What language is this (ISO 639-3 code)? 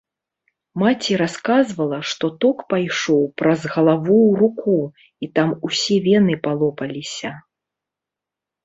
bel